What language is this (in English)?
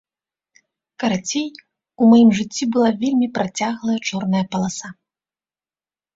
Belarusian